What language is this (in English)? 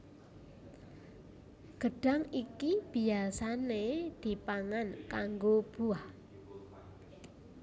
Javanese